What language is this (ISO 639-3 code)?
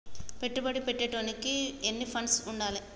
tel